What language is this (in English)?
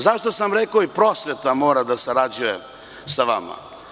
Serbian